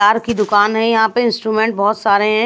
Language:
Hindi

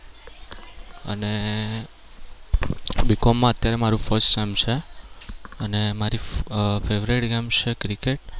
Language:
Gujarati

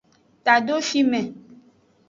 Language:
Aja (Benin)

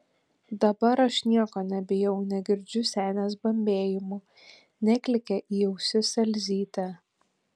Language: Lithuanian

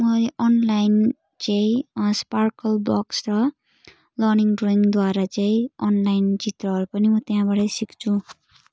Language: Nepali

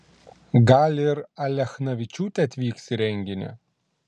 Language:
Lithuanian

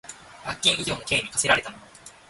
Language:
Japanese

